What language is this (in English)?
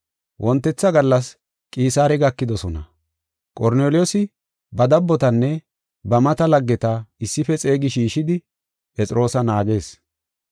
Gofa